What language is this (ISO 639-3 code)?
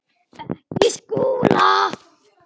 isl